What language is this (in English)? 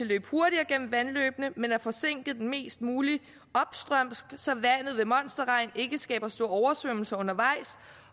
Danish